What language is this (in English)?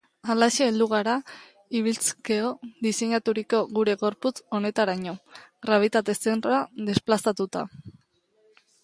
Basque